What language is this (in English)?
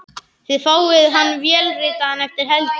Icelandic